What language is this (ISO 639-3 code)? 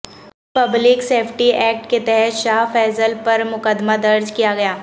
urd